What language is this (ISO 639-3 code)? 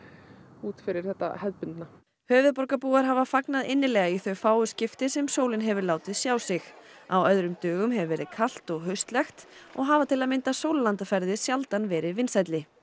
isl